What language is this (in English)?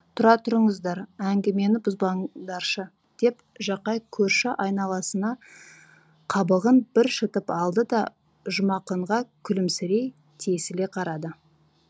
Kazakh